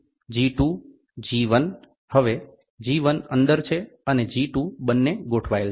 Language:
Gujarati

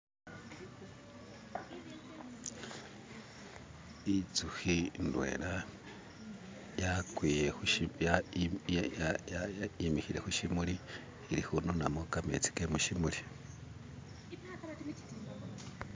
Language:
Masaaba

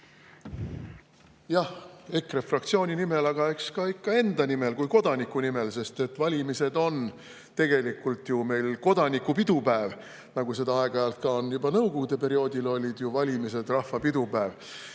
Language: Estonian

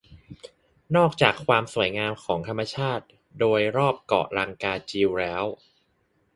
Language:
Thai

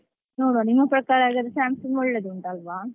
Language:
Kannada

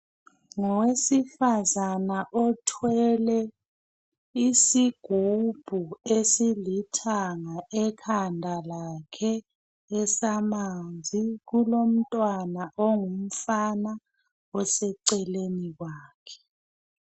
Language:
North Ndebele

